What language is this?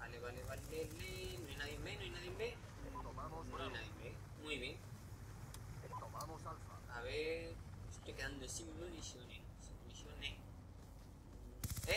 Spanish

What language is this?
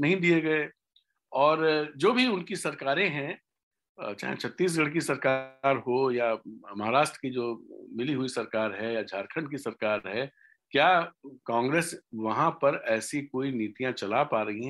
Hindi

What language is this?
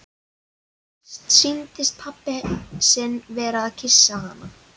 Icelandic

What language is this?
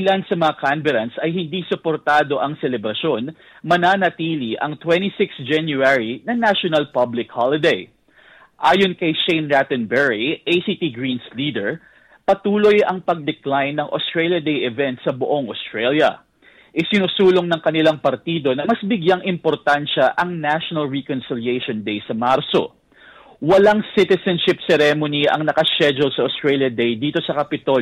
Filipino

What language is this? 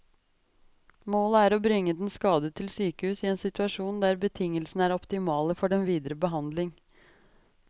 Norwegian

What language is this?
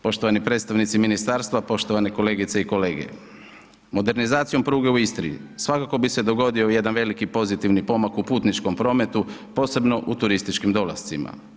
Croatian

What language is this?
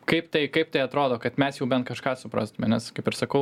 Lithuanian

